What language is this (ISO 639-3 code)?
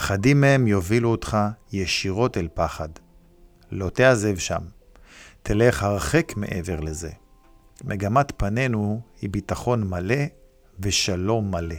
heb